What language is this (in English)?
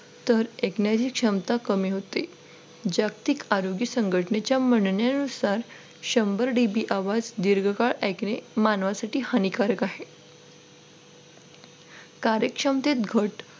Marathi